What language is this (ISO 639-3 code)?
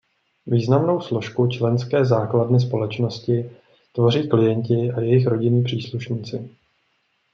ces